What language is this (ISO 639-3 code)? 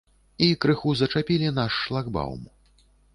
bel